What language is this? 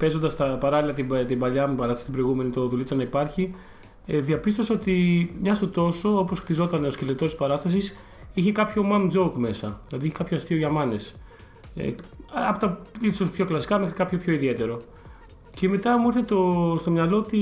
Greek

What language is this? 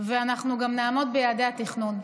Hebrew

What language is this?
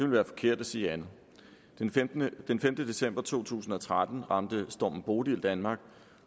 Danish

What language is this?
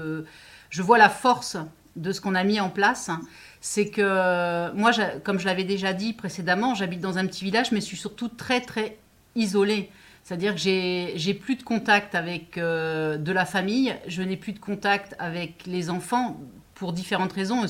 French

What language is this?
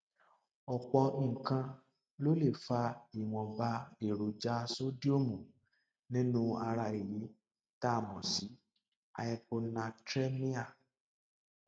Yoruba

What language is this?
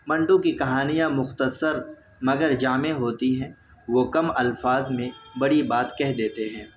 Urdu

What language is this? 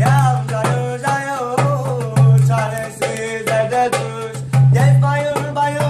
Arabic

